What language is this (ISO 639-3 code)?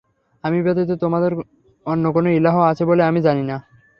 ben